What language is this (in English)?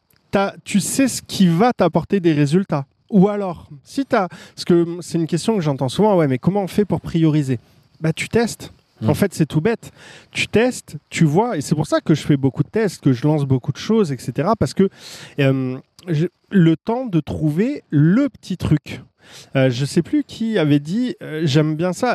French